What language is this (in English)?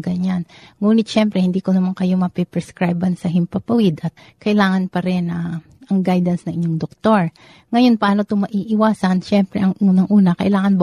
Filipino